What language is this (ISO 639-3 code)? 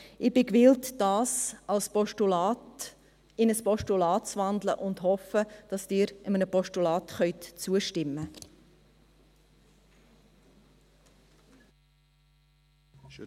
gsw